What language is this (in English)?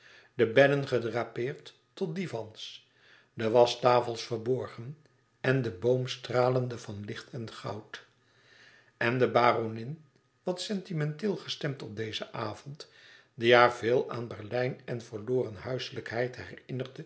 Dutch